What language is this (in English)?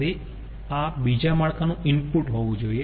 Gujarati